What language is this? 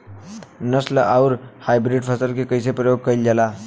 Bhojpuri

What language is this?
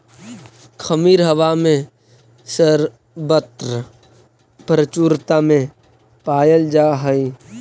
Magahi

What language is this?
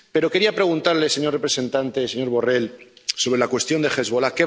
Spanish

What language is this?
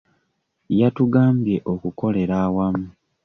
Ganda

